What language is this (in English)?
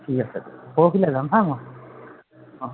Assamese